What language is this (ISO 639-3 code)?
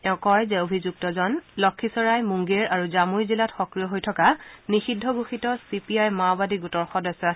asm